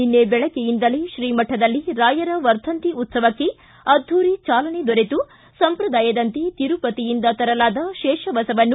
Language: Kannada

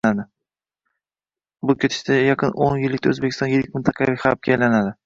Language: Uzbek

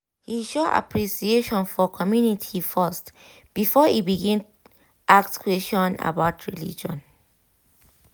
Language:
Nigerian Pidgin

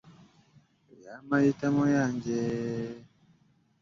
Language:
Ganda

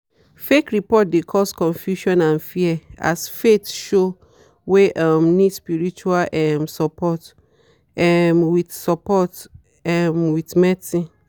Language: Nigerian Pidgin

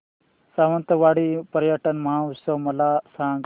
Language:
Marathi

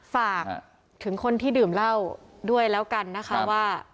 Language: Thai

